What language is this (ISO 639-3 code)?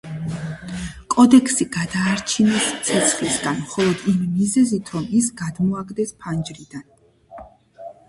kat